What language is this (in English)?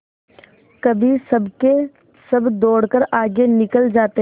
Hindi